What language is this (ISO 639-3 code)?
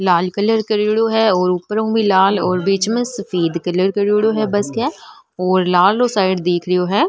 mwr